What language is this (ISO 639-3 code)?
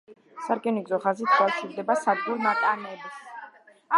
kat